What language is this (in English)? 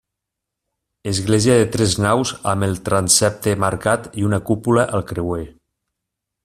Catalan